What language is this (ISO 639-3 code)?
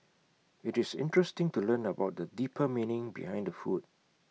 eng